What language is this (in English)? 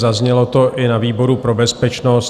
Czech